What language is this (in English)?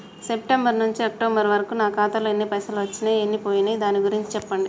Telugu